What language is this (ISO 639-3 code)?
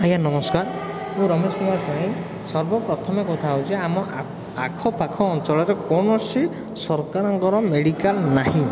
ori